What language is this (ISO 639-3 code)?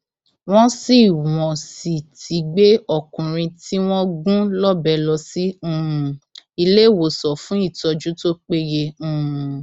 yor